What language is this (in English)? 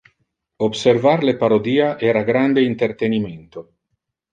Interlingua